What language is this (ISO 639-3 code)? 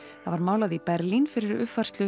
isl